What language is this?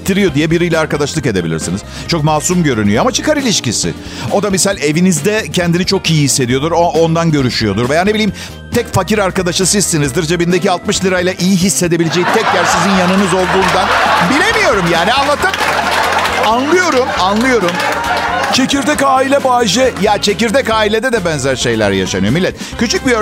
Turkish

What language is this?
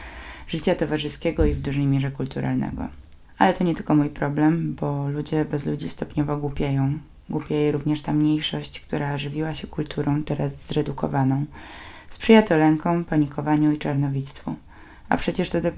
Polish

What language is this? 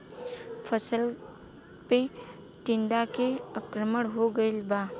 Bhojpuri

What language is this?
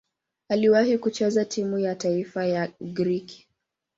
Swahili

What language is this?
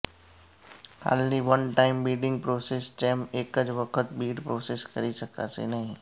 Gujarati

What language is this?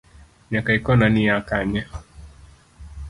Luo (Kenya and Tanzania)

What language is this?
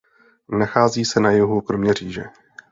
Czech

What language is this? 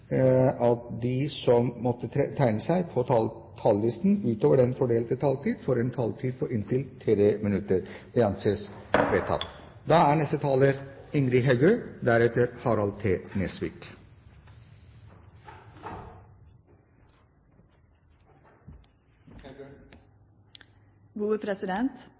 Norwegian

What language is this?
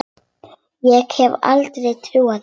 Icelandic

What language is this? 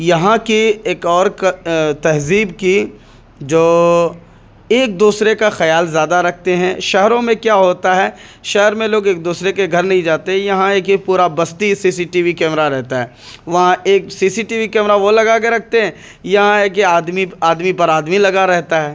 Urdu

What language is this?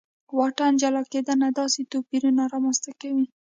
Pashto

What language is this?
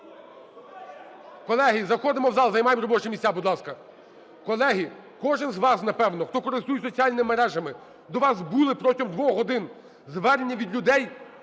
Ukrainian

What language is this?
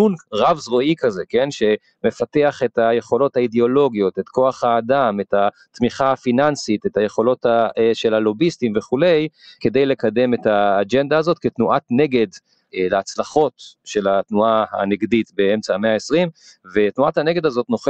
Hebrew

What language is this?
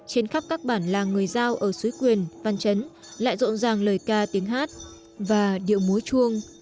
Vietnamese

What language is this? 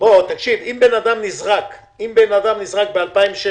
Hebrew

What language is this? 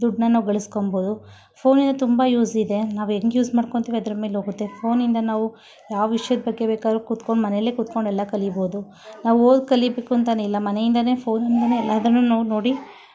Kannada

